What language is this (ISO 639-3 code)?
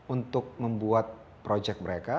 ind